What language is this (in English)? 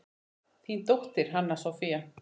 Icelandic